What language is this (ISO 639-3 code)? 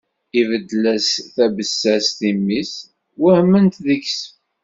kab